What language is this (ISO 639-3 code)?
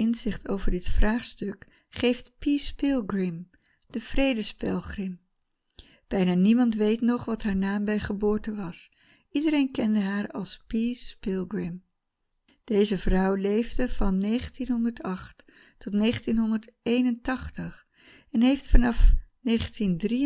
nld